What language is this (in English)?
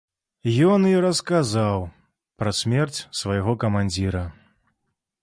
Belarusian